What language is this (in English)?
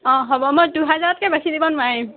Assamese